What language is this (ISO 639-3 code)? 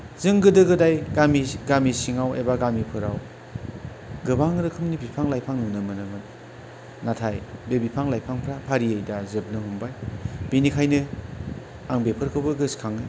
brx